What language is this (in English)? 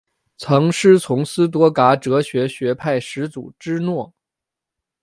Chinese